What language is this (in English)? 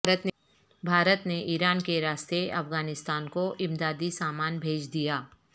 Urdu